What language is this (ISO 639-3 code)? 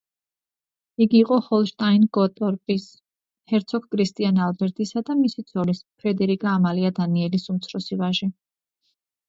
kat